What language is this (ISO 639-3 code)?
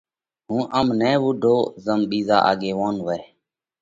kvx